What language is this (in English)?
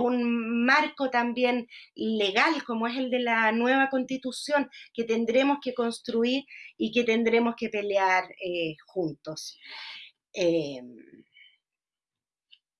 Spanish